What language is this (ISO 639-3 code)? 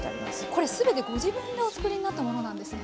jpn